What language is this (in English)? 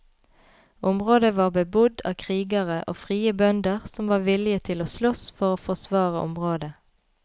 Norwegian